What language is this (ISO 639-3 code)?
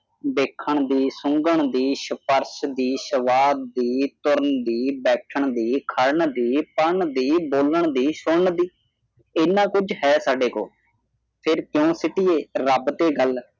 pan